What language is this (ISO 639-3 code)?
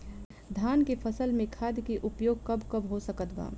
bho